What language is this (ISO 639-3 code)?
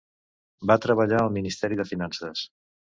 cat